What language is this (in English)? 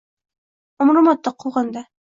Uzbek